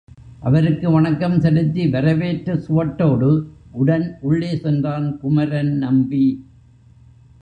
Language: Tamil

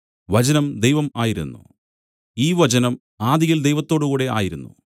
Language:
Malayalam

